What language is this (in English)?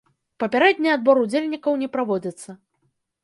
Belarusian